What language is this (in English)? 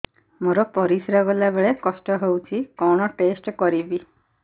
Odia